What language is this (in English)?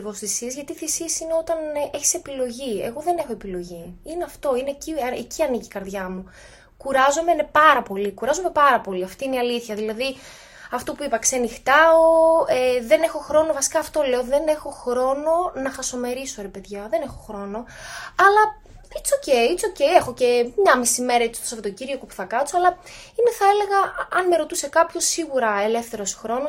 Greek